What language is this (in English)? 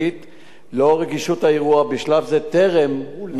Hebrew